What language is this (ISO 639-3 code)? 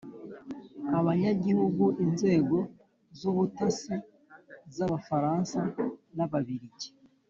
kin